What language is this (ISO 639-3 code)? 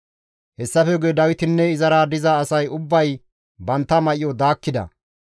gmv